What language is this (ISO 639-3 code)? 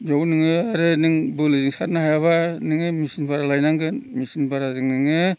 brx